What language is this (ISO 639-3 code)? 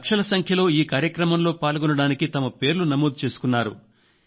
tel